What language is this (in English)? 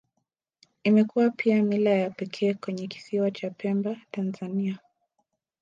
Swahili